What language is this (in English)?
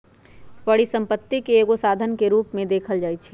Magahi